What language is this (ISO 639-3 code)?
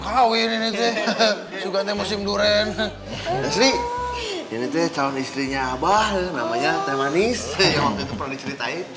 ind